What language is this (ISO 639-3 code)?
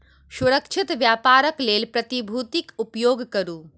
mai